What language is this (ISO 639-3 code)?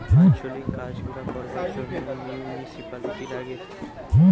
ben